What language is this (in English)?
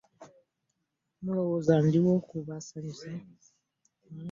Ganda